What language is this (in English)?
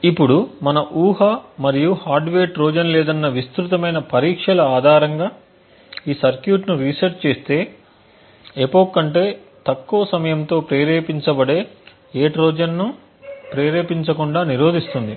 Telugu